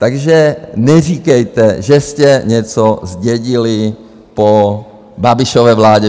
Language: Czech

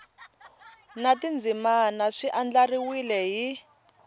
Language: Tsonga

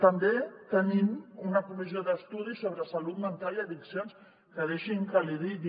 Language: Catalan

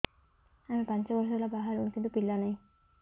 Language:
Odia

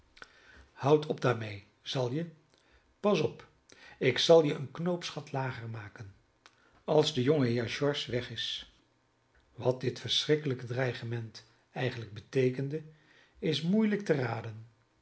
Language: Dutch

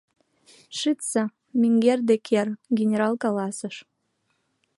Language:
Mari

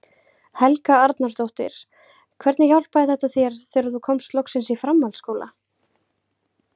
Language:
Icelandic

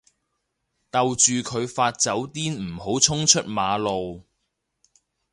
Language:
Cantonese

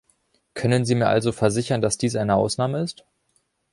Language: German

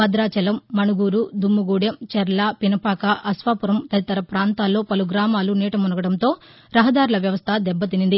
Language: Telugu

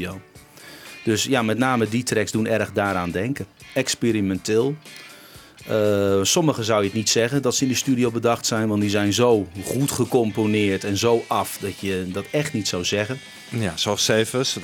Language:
Dutch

